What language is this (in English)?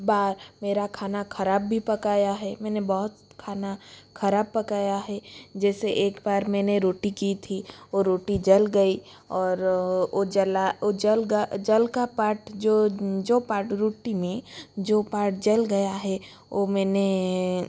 Hindi